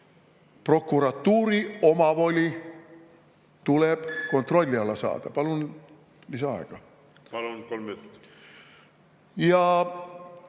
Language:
Estonian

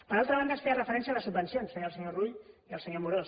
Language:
Catalan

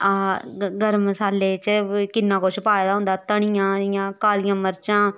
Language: Dogri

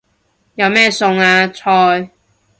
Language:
Cantonese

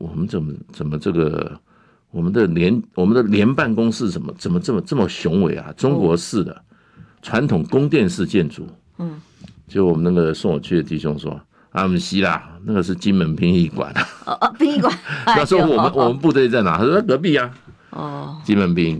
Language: Chinese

